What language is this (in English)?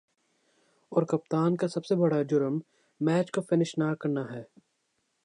Urdu